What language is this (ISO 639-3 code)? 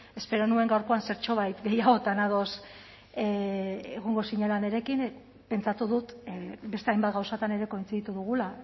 eus